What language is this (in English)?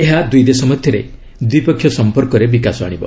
Odia